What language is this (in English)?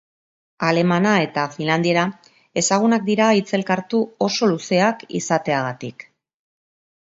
Basque